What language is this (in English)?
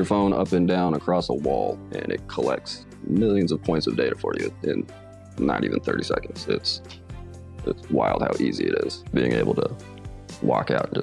English